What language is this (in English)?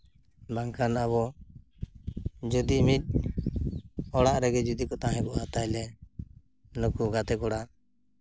Santali